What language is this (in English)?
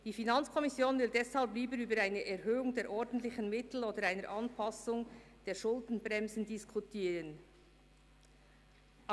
Swiss German